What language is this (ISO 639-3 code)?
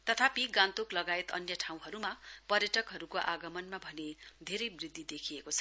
nep